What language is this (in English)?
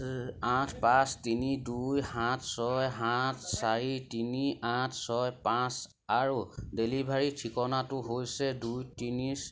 Assamese